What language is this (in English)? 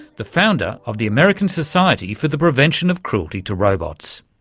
English